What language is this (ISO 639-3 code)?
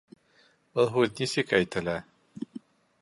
bak